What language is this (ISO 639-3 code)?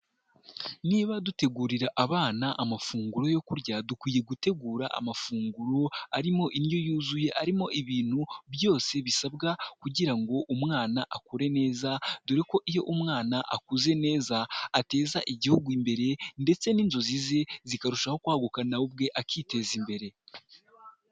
kin